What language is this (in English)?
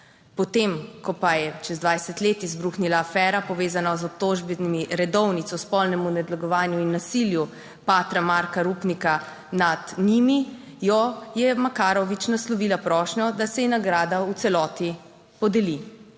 Slovenian